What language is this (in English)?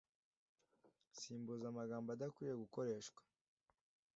Kinyarwanda